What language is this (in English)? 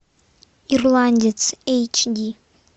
Russian